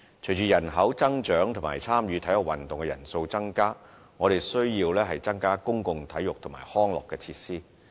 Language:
Cantonese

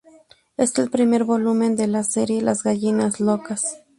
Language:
Spanish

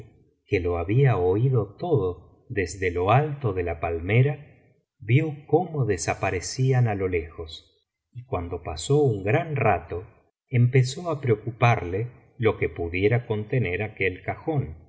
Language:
Spanish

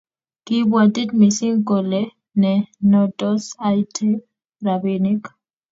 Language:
Kalenjin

